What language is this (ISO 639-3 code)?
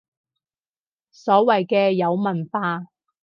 yue